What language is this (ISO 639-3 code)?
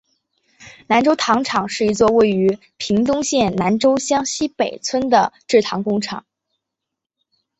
zho